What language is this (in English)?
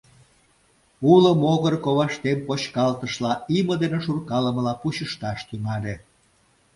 Mari